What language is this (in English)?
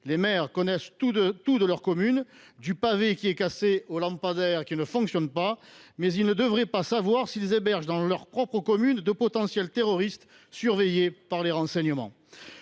French